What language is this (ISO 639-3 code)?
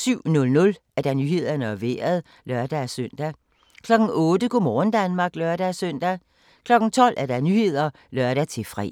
dan